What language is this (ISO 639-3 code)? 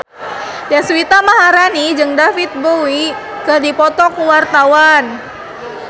sun